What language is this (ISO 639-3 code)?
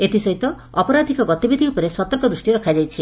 ori